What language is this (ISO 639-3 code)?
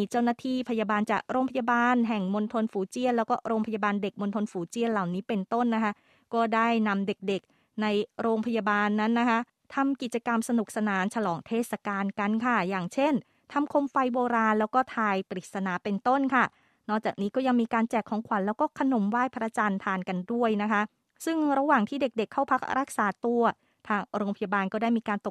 tha